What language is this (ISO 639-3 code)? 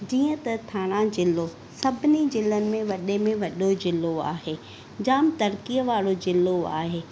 snd